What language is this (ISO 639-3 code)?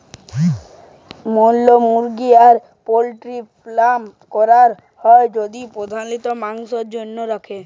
ben